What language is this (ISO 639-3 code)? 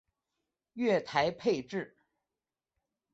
zho